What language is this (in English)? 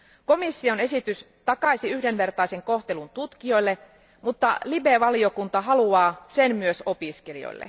Finnish